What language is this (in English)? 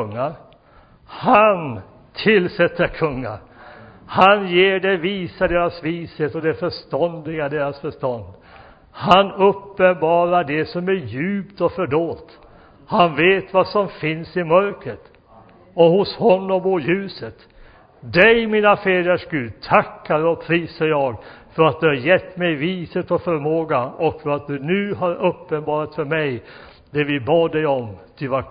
Swedish